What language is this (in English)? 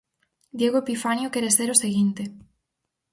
Galician